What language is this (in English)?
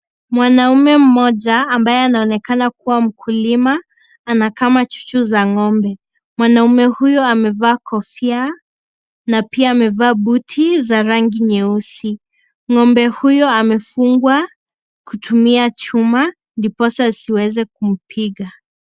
Swahili